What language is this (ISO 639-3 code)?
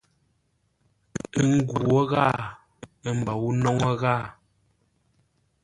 nla